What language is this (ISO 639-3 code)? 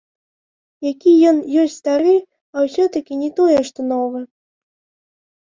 bel